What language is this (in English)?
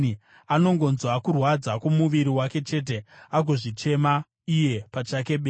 Shona